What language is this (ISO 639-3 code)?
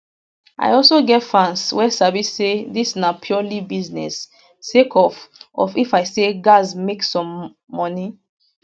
pcm